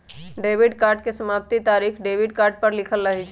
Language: Magahi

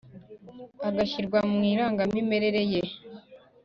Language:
Kinyarwanda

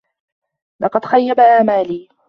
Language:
Arabic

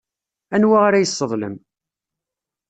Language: Kabyle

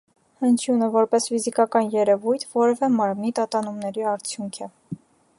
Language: Armenian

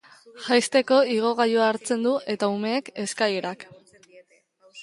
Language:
Basque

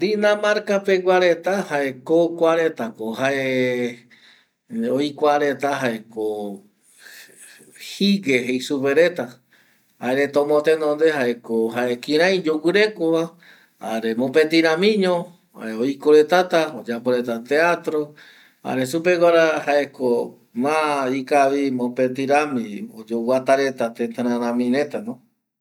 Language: Eastern Bolivian Guaraní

